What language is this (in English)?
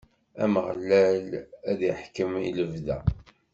Kabyle